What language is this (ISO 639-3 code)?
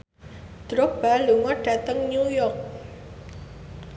jav